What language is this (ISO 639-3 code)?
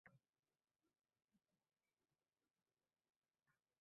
uzb